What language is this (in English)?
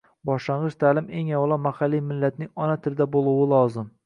Uzbek